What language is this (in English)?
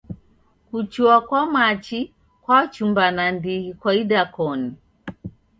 Taita